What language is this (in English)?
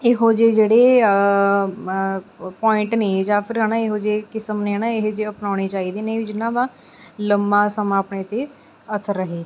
Punjabi